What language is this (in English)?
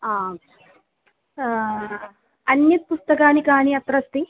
Sanskrit